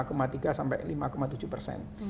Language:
Indonesian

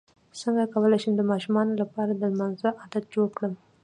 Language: Pashto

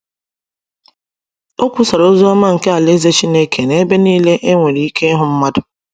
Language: Igbo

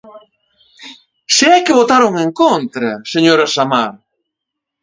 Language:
Galician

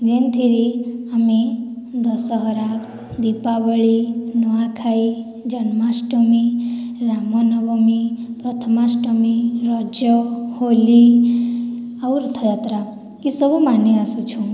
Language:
Odia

